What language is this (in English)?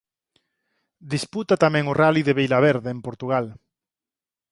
Galician